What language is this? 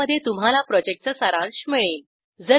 Marathi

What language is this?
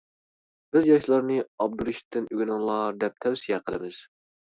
Uyghur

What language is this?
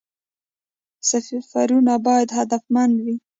Pashto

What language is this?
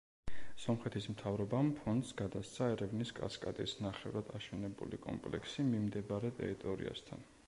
Georgian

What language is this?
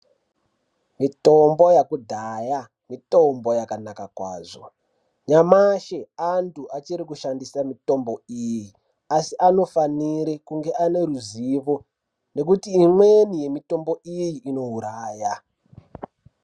Ndau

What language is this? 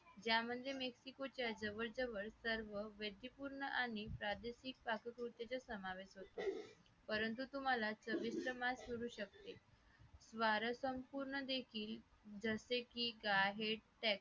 Marathi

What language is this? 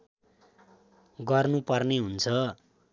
Nepali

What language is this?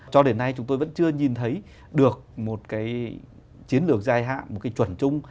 Vietnamese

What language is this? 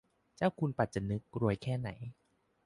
Thai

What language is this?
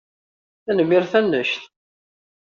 Kabyle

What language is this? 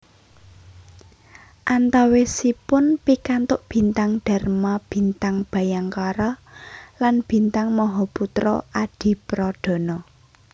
Javanese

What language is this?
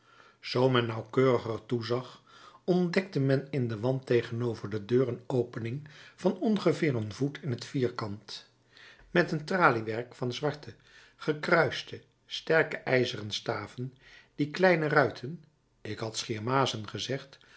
Dutch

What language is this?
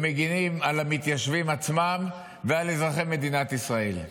Hebrew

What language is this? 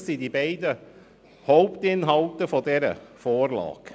Swiss German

